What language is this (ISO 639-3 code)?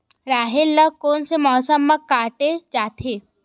hne